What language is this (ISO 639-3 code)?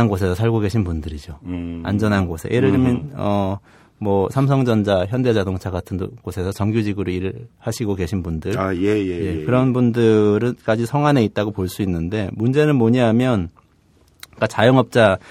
kor